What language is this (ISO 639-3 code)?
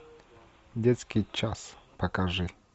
rus